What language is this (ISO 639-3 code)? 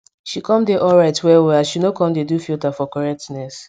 pcm